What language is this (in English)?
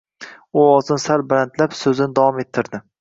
Uzbek